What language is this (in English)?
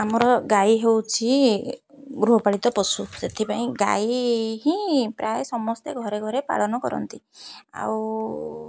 Odia